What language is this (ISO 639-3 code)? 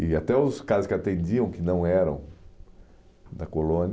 por